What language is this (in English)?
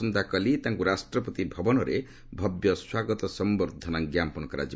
Odia